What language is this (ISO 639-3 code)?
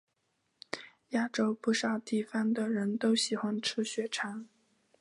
zho